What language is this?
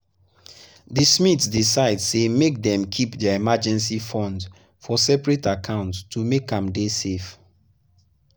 Nigerian Pidgin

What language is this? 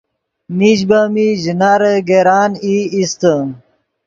Yidgha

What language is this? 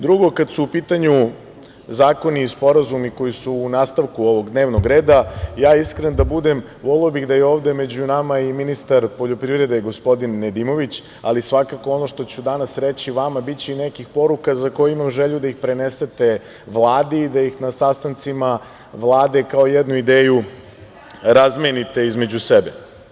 Serbian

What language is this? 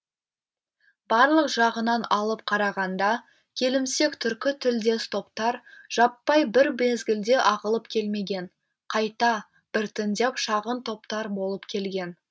Kazakh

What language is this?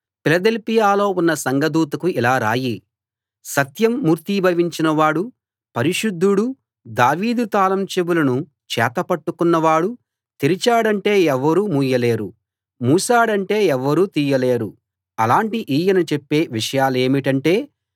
Telugu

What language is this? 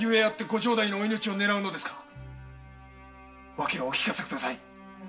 Japanese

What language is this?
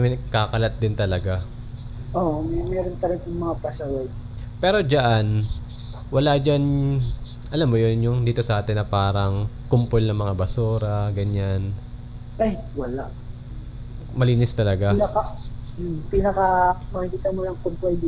Filipino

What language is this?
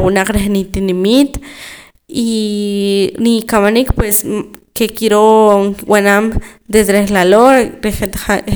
Poqomam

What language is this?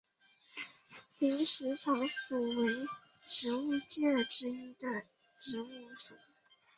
Chinese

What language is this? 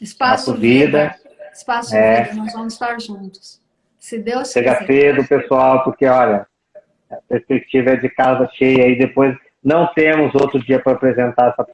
Portuguese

